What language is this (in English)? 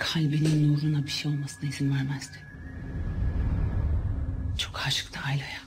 Turkish